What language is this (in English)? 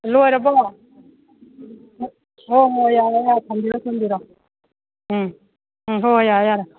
Manipuri